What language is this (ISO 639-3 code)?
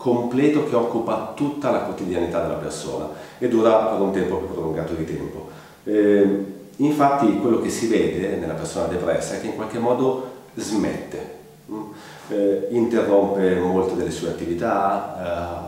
ita